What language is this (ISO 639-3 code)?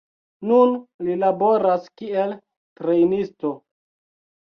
epo